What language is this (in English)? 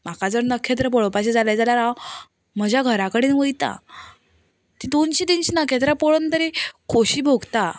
Konkani